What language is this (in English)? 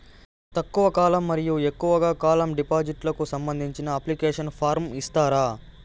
Telugu